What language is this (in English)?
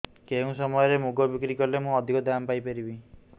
Odia